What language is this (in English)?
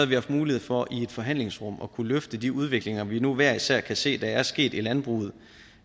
Danish